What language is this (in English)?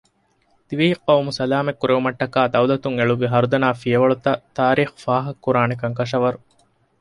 Divehi